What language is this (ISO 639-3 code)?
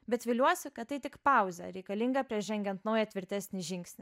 lit